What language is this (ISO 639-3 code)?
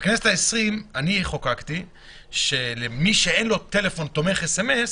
heb